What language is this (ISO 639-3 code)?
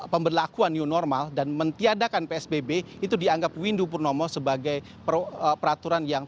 ind